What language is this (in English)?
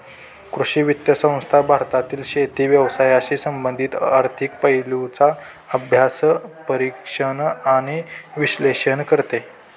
Marathi